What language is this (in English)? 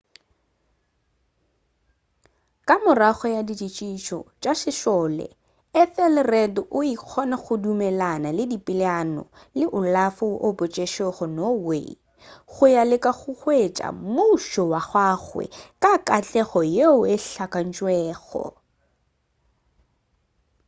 Northern Sotho